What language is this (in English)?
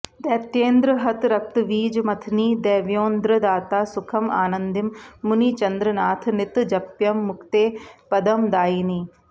Sanskrit